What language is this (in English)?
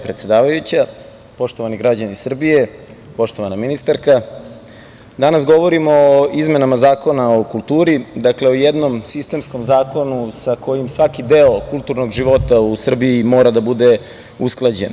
Serbian